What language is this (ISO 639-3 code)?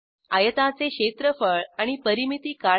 mar